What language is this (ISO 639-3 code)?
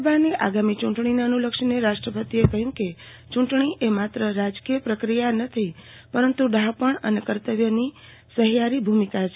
guj